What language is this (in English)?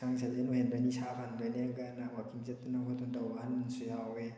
Manipuri